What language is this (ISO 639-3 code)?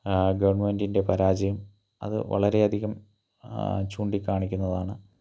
mal